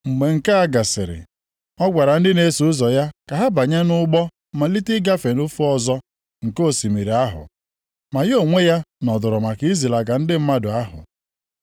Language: Igbo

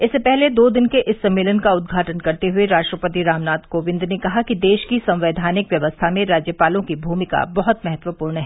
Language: Hindi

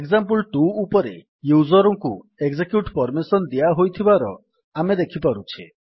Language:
Odia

